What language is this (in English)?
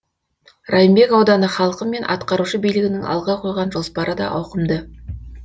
Kazakh